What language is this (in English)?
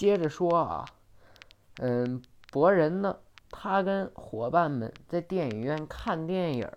Chinese